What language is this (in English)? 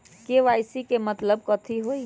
Magahi